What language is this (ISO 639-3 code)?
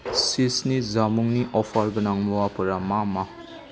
brx